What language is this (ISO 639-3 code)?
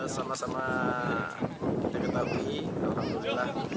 ind